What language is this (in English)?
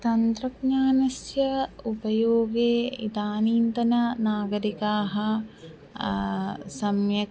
Sanskrit